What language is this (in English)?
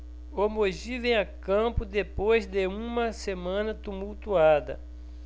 Portuguese